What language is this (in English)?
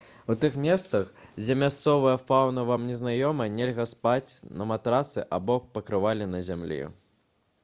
Belarusian